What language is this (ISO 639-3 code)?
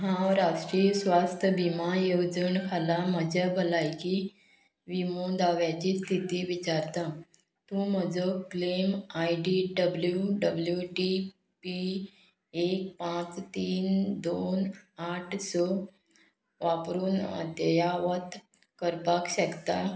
kok